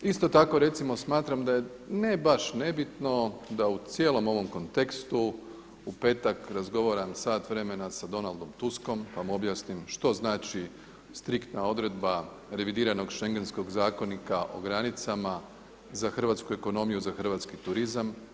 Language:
Croatian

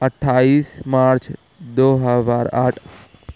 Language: Urdu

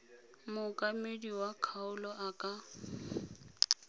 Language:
Tswana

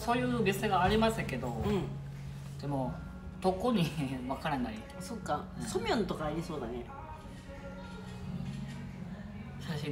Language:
Japanese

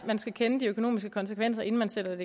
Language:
Danish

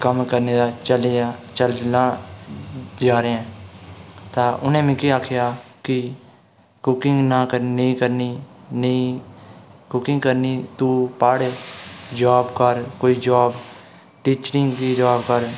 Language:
Dogri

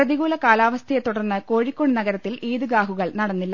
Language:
Malayalam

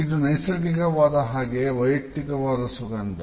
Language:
Kannada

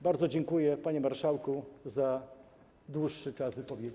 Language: Polish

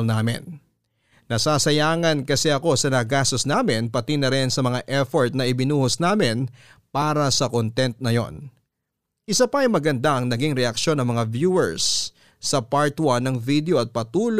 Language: Filipino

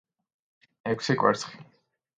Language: Georgian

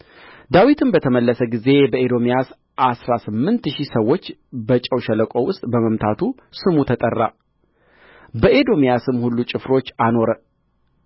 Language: Amharic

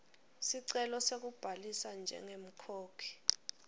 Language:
Swati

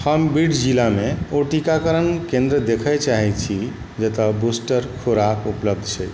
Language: Maithili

